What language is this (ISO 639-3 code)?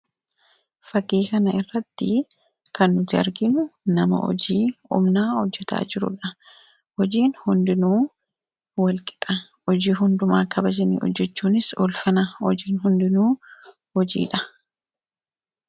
orm